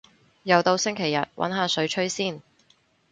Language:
Cantonese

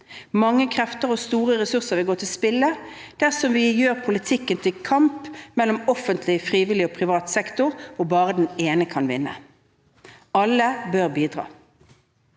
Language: Norwegian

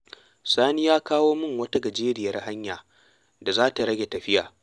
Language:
Hausa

